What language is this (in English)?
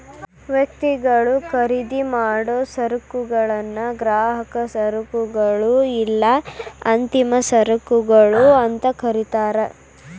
Kannada